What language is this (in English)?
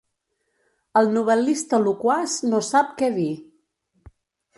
Catalan